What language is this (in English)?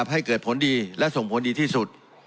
Thai